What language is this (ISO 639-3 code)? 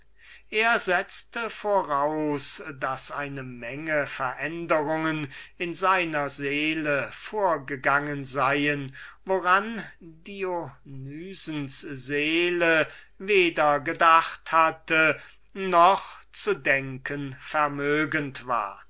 deu